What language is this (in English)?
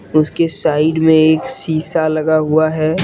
Hindi